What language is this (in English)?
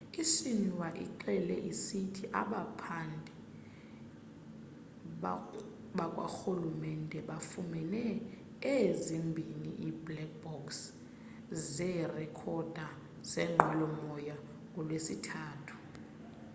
Xhosa